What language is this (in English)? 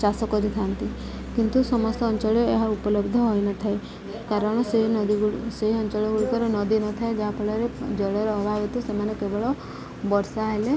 Odia